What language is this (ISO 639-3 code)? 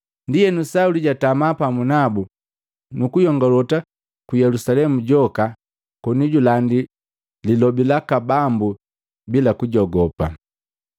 mgv